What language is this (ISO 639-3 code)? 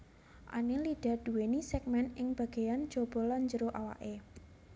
jav